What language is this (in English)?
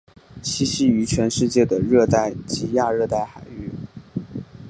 Chinese